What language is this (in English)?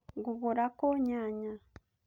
Kikuyu